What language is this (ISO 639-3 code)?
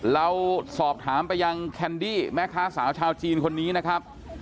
tha